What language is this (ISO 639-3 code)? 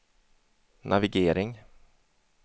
swe